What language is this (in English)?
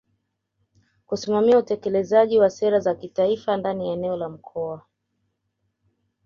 Swahili